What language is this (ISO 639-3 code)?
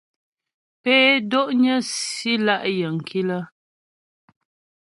bbj